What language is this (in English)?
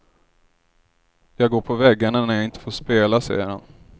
Swedish